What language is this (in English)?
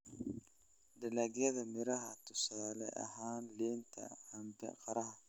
Somali